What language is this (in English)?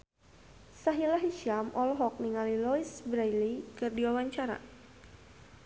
Sundanese